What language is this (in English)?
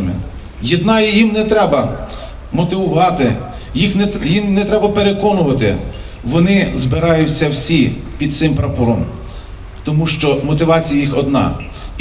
Ukrainian